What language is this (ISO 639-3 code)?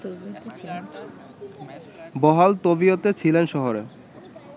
ben